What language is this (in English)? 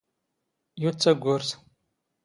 Standard Moroccan Tamazight